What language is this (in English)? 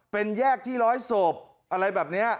Thai